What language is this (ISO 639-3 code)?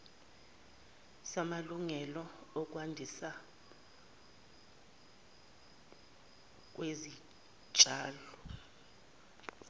zul